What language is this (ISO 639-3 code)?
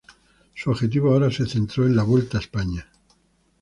spa